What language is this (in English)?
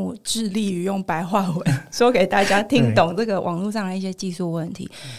Chinese